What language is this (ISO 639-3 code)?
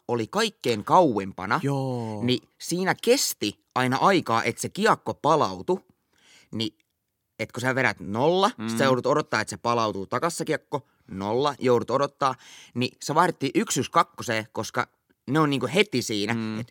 fin